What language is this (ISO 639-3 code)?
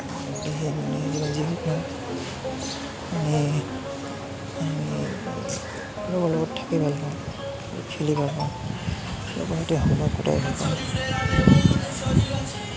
asm